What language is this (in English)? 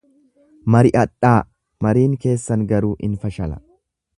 Oromo